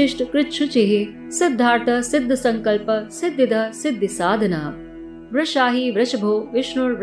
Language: Hindi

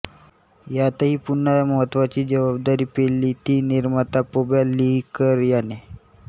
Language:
Marathi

